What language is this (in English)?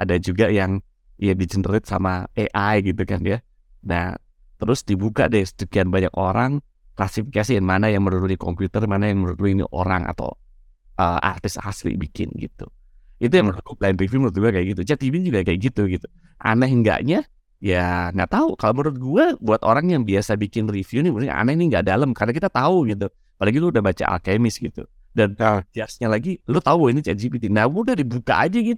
Indonesian